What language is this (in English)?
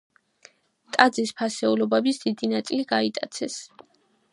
Georgian